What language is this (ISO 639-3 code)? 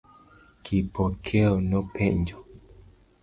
luo